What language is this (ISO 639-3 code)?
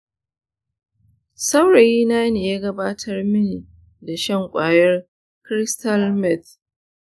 hau